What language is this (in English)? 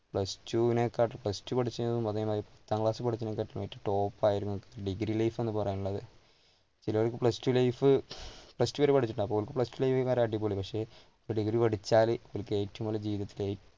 Malayalam